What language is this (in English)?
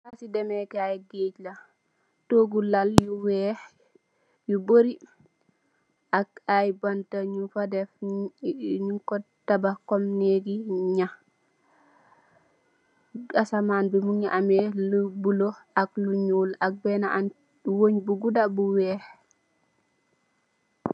Wolof